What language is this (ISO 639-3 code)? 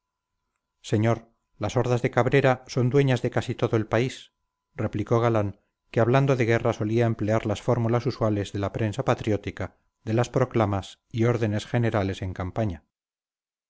spa